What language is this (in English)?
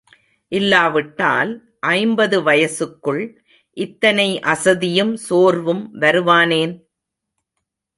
Tamil